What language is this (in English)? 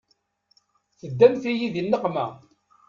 Kabyle